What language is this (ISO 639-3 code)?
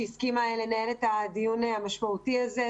heb